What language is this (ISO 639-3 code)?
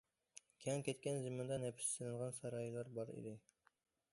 uig